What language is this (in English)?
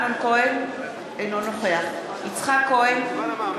Hebrew